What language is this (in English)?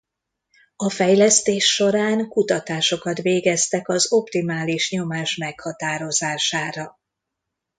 Hungarian